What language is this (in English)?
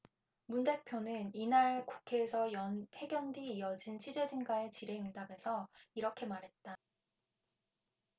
Korean